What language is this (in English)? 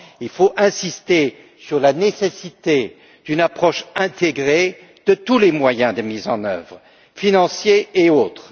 French